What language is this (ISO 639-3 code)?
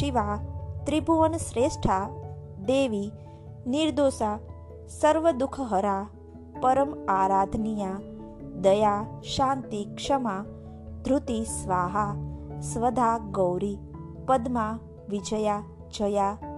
guj